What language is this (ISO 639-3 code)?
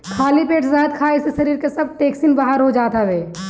bho